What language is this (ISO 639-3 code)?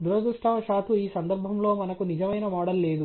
tel